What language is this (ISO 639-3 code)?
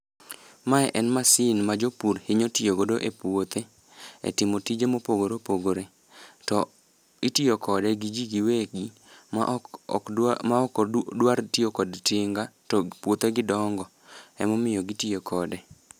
luo